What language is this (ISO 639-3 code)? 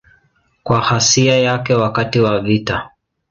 swa